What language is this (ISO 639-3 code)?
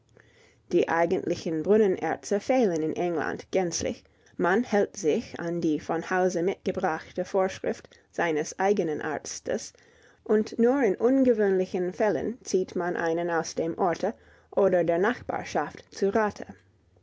deu